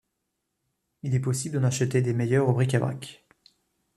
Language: French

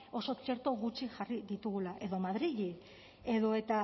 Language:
Basque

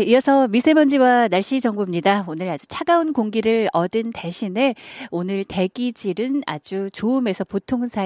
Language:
Korean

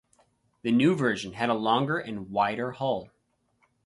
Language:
English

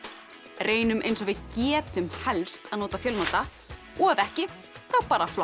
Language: Icelandic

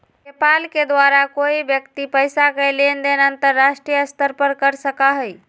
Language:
Magahi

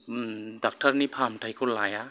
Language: Bodo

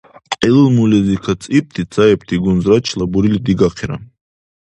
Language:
Dargwa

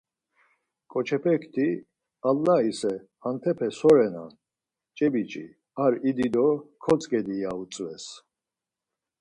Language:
Laz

